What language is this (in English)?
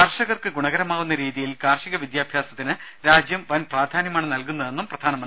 Malayalam